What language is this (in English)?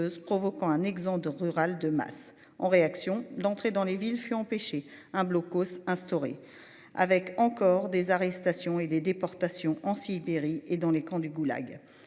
French